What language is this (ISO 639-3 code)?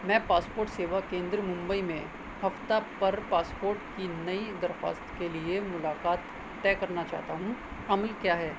urd